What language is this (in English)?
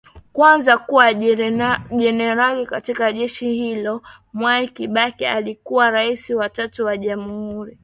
Swahili